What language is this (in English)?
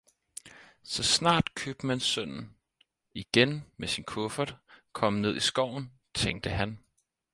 Danish